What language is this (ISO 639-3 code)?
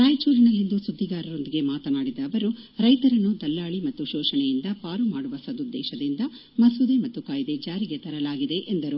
kan